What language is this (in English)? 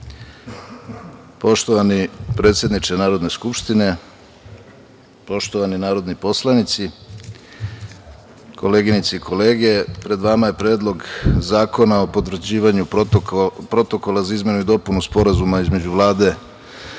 Serbian